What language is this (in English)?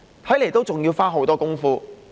Cantonese